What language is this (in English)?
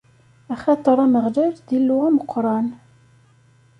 Kabyle